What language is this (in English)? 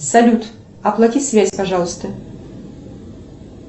Russian